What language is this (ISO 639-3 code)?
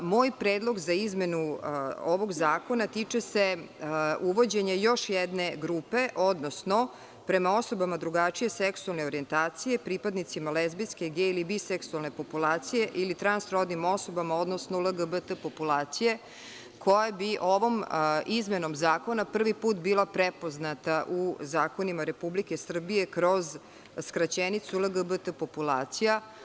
srp